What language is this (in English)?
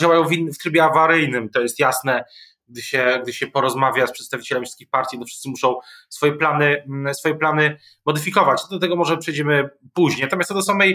Polish